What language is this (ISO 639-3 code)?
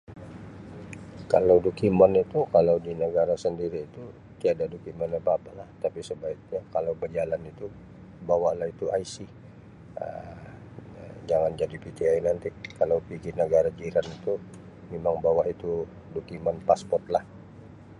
msi